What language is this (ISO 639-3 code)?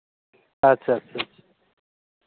sat